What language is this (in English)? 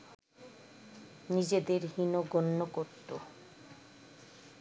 Bangla